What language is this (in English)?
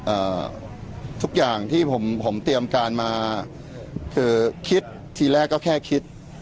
Thai